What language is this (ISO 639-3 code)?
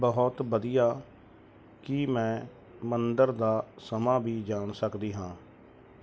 pan